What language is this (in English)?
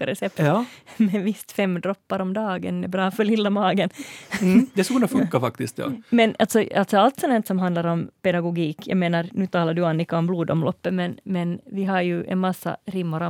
Swedish